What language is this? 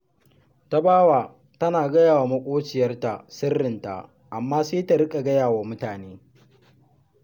Hausa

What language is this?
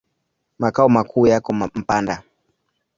Swahili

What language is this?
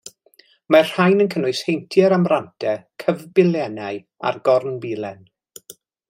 Welsh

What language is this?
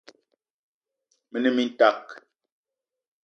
Eton (Cameroon)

